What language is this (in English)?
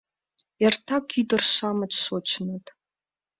Mari